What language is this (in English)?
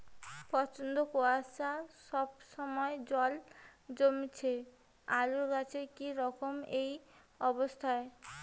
Bangla